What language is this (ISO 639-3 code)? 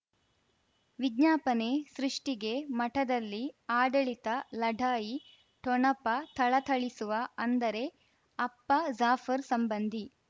kan